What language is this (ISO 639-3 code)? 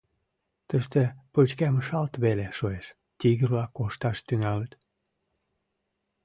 chm